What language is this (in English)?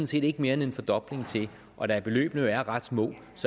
Danish